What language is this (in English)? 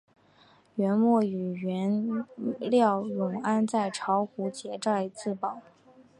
Chinese